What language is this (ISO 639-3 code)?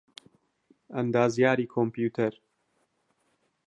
ckb